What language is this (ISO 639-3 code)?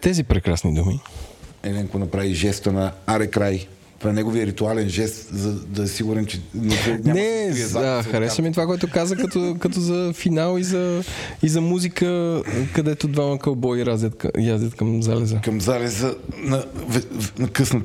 bul